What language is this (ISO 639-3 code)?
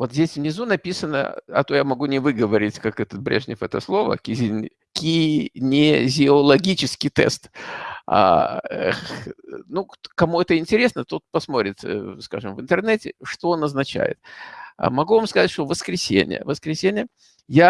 rus